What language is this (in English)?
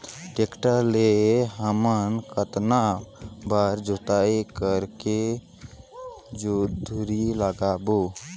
Chhattisgarhi